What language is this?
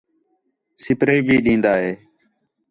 Khetrani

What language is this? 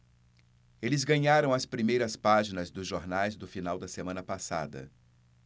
Portuguese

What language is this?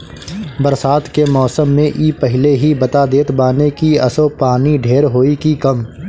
Bhojpuri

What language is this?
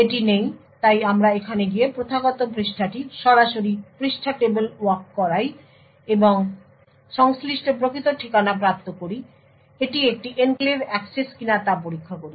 Bangla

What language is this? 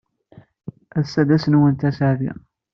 Kabyle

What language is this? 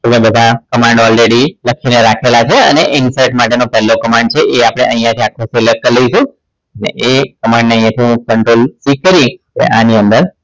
Gujarati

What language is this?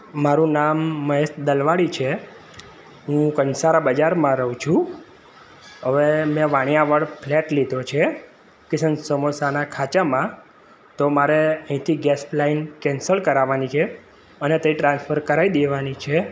Gujarati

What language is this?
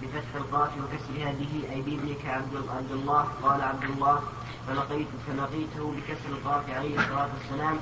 Arabic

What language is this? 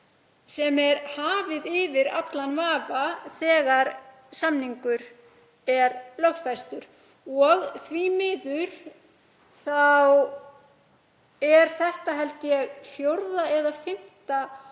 Icelandic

